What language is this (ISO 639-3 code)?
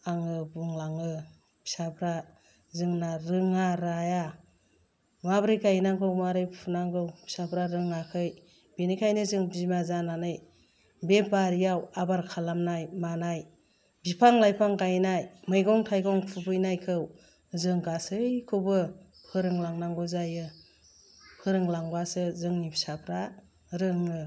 brx